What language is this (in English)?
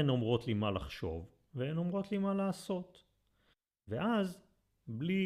Hebrew